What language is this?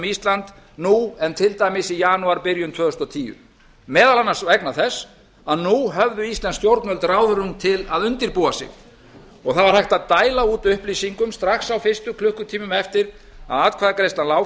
Icelandic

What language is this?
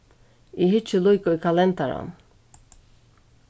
Faroese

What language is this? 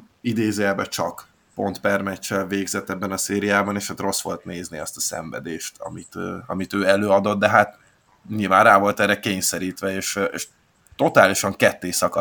Hungarian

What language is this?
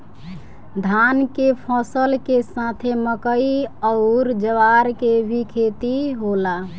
Bhojpuri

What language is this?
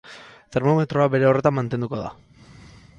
Basque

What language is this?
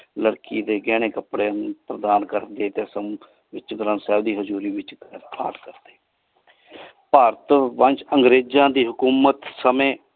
Punjabi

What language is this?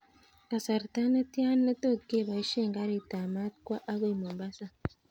Kalenjin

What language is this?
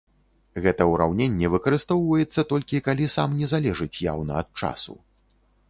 Belarusian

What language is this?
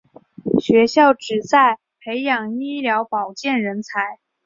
Chinese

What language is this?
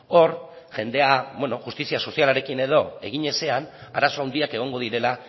Basque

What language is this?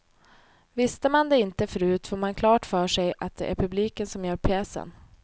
Swedish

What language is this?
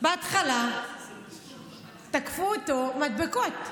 Hebrew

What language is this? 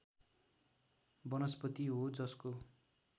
Nepali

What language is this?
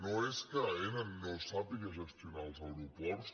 Catalan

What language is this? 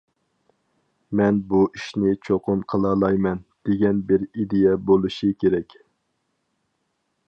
Uyghur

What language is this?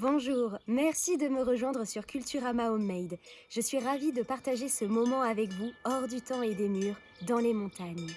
French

